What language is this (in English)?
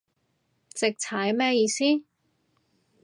Cantonese